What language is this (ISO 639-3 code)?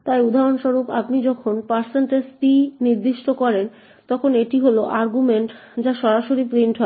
ben